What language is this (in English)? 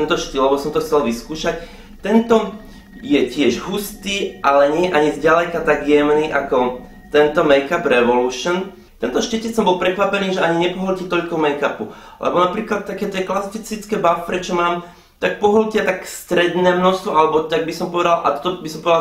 Czech